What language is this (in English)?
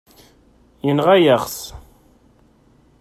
Kabyle